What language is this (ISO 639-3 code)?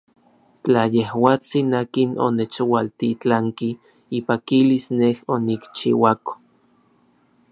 nlv